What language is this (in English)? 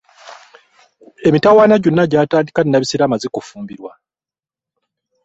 Ganda